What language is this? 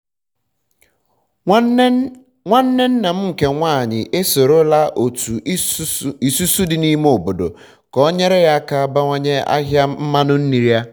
Igbo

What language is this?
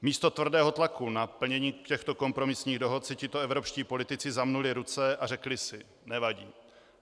Czech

